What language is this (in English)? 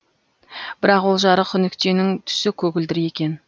Kazakh